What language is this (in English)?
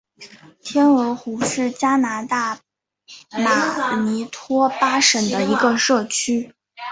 Chinese